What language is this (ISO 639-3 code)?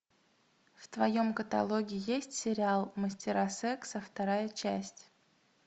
rus